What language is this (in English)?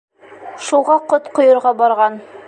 Bashkir